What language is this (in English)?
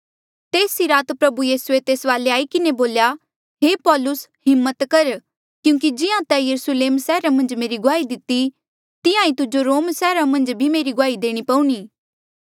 Mandeali